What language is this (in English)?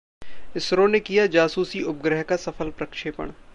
Hindi